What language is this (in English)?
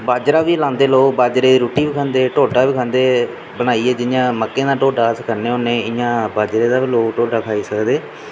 Dogri